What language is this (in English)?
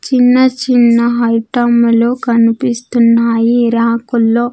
Telugu